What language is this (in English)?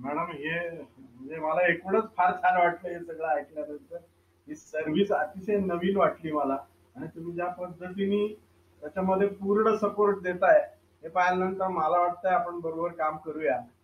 Marathi